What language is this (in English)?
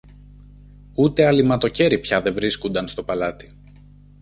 Greek